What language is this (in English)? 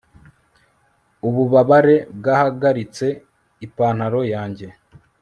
Kinyarwanda